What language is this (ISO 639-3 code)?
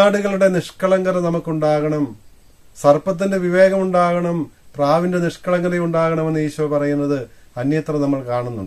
mal